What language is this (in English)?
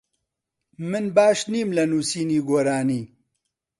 Central Kurdish